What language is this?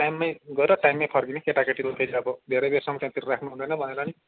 Nepali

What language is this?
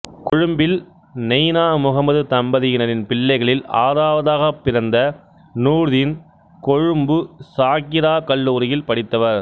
Tamil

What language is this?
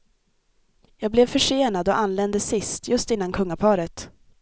Swedish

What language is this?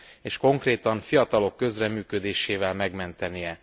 Hungarian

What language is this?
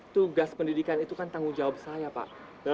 Indonesian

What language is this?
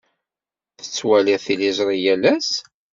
Kabyle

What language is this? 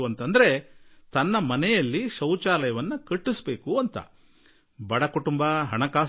Kannada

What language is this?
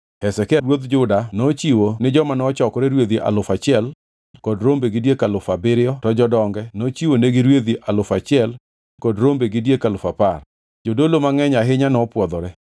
Luo (Kenya and Tanzania)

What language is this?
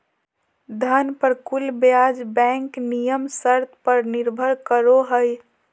Magahi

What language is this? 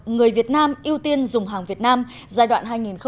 Vietnamese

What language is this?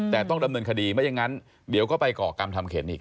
Thai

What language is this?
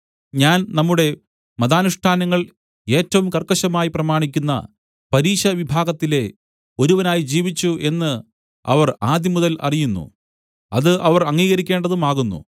Malayalam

